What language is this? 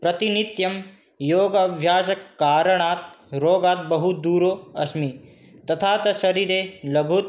Sanskrit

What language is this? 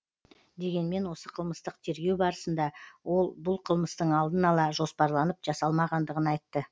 Kazakh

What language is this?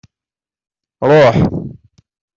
Kabyle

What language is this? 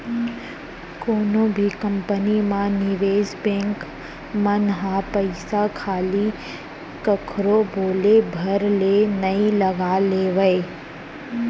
Chhattisgarhi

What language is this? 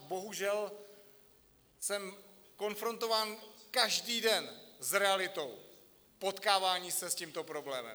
Czech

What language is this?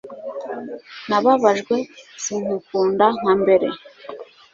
Kinyarwanda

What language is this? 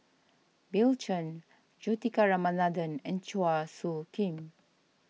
English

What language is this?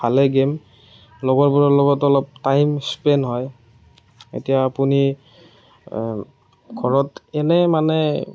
Assamese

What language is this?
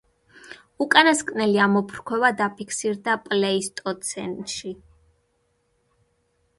Georgian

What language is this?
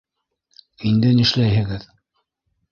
Bashkir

